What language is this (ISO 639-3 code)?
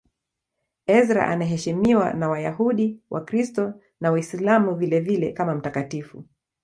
swa